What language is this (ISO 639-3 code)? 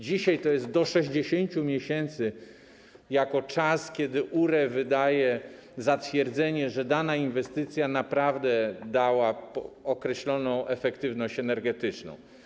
pol